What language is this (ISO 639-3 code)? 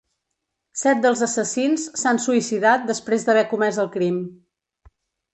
cat